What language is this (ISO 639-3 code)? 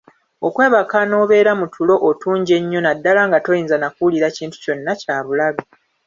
lug